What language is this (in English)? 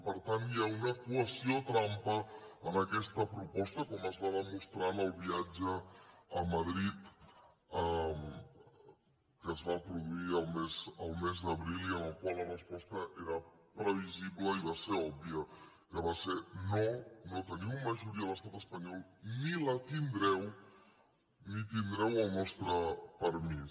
Catalan